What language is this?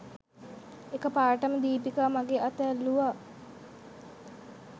Sinhala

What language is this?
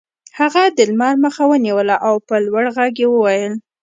Pashto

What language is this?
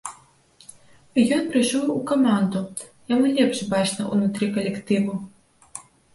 Belarusian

